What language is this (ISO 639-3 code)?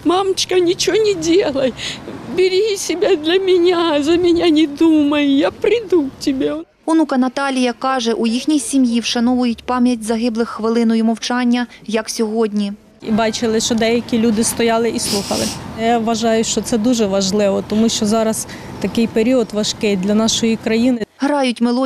ukr